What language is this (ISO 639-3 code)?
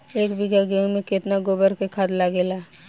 bho